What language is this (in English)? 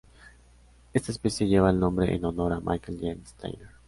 Spanish